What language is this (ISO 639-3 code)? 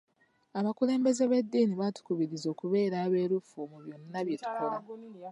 lug